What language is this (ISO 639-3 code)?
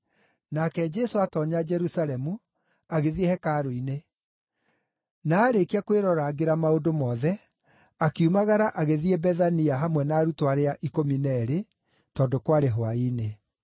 kik